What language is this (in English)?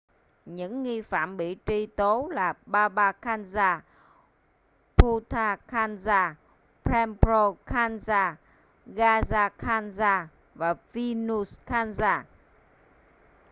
Vietnamese